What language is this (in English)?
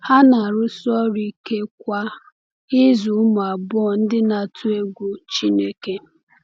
Igbo